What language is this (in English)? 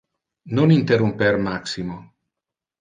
Interlingua